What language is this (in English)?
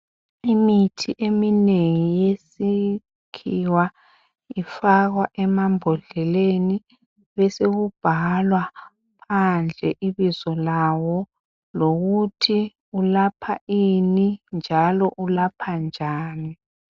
North Ndebele